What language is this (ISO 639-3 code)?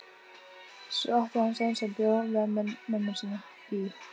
isl